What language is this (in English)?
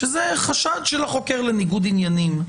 Hebrew